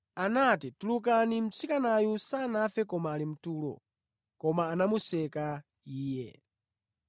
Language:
Nyanja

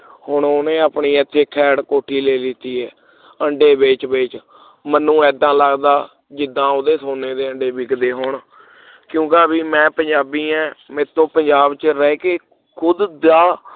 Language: Punjabi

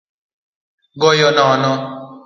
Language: Luo (Kenya and Tanzania)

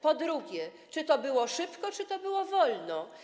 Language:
Polish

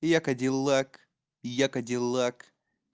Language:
Russian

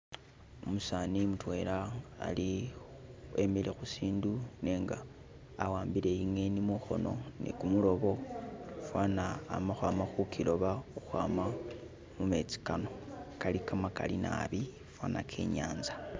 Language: Masaaba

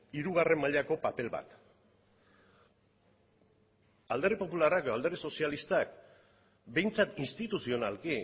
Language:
Basque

